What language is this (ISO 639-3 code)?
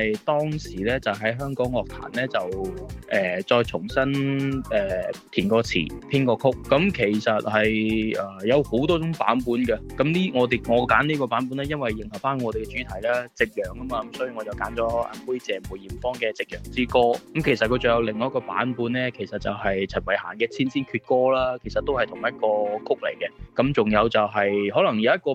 zho